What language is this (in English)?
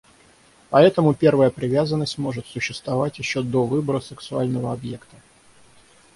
Russian